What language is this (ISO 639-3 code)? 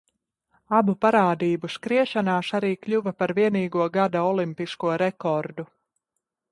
lav